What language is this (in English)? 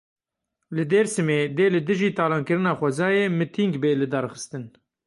Kurdish